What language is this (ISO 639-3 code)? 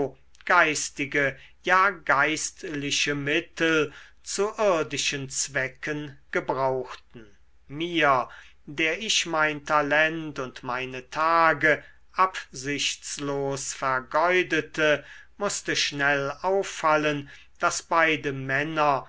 deu